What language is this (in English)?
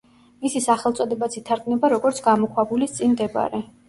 Georgian